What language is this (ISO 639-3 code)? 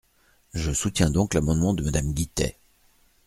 fra